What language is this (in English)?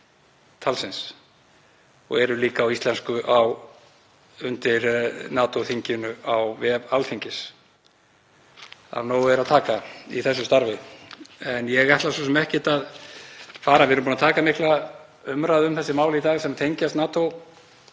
Icelandic